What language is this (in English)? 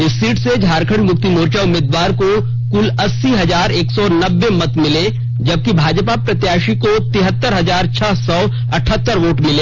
Hindi